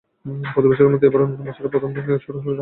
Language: Bangla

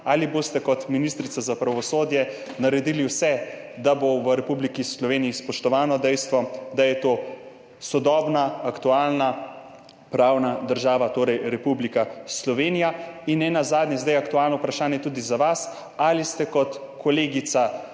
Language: Slovenian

